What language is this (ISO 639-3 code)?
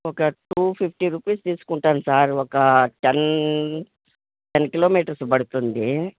tel